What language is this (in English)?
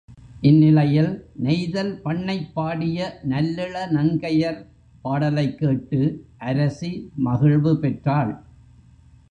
Tamil